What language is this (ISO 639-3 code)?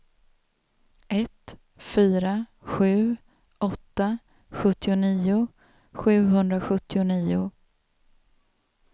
swe